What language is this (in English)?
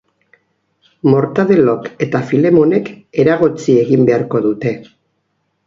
Basque